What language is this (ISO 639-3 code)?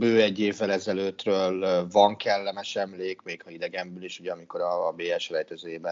hun